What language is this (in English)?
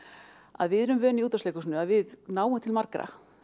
Icelandic